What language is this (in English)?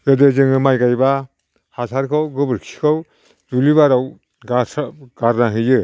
Bodo